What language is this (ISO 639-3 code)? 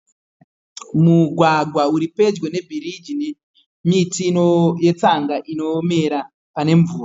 sna